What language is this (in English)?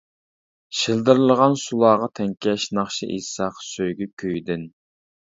Uyghur